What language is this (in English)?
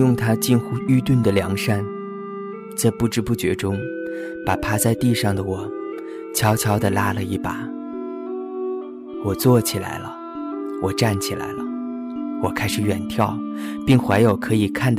Chinese